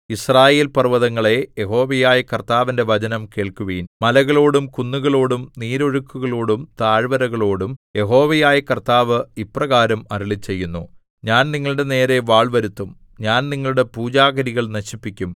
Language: Malayalam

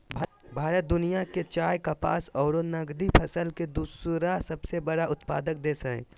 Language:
Magahi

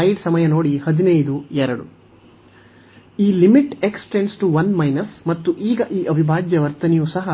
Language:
Kannada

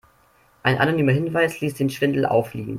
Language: German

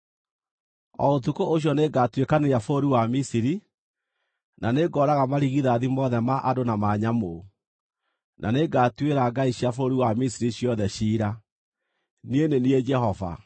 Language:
Kikuyu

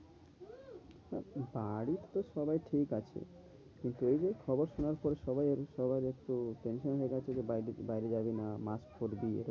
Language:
Bangla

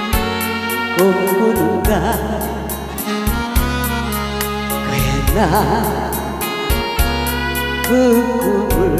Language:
Korean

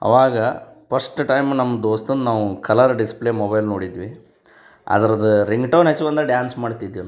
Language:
Kannada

